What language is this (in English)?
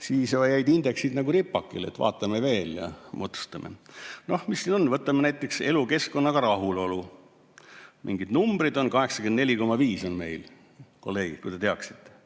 Estonian